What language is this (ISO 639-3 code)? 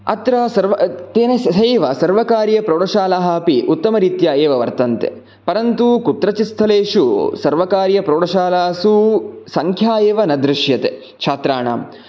san